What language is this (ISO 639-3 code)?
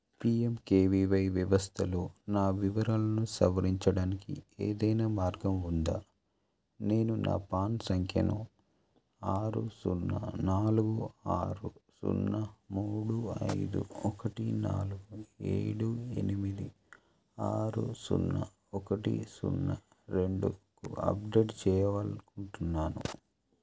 tel